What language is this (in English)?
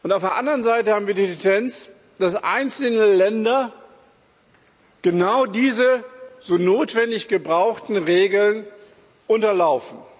German